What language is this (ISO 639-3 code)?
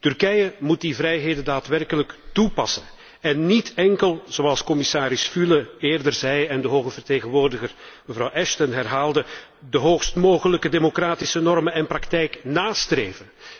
nld